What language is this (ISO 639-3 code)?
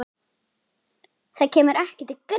isl